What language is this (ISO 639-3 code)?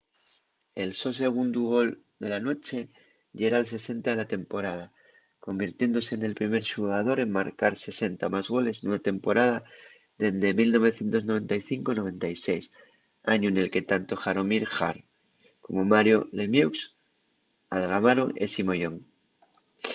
ast